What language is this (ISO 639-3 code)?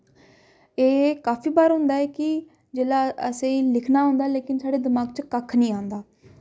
doi